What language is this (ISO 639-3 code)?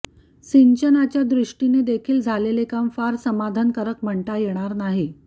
mar